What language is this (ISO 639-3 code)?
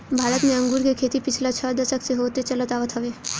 bho